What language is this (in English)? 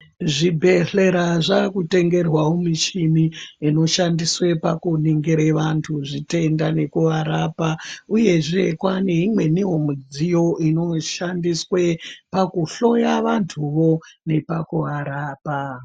Ndau